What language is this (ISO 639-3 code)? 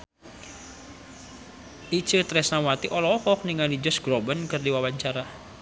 sun